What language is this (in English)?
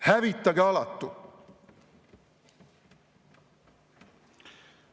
Estonian